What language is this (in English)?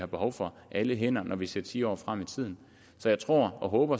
Danish